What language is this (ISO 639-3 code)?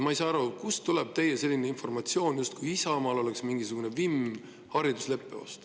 est